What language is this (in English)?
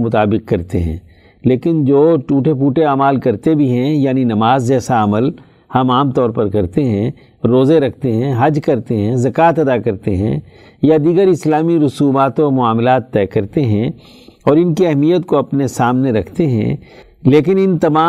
Urdu